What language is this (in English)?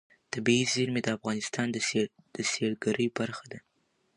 Pashto